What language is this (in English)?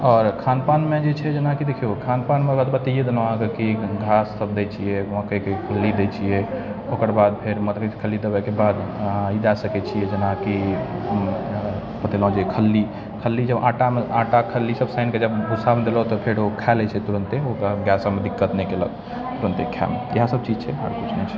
Maithili